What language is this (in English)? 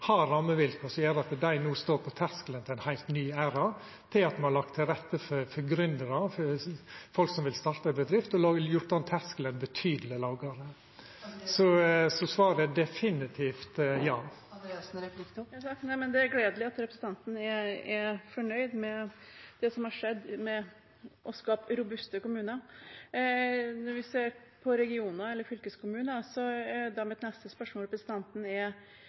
Norwegian